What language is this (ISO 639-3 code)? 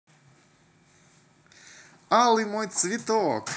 rus